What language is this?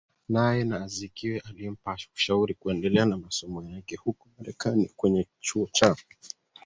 Swahili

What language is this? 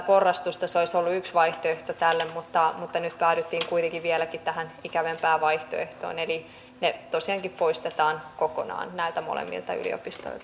Finnish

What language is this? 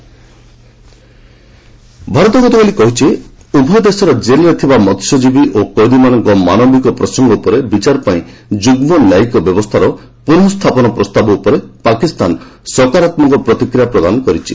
Odia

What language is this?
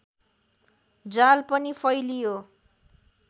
Nepali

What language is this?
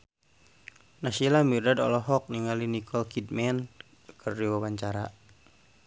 Sundanese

